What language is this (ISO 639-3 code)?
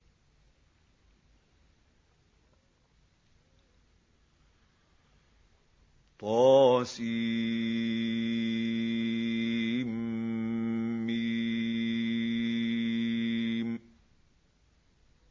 ara